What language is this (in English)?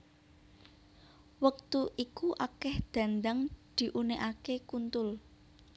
Javanese